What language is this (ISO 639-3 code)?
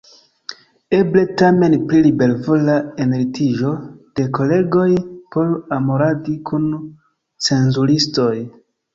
epo